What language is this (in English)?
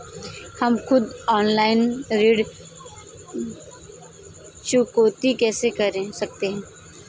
Hindi